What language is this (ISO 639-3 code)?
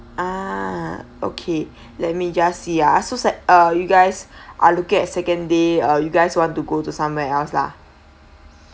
eng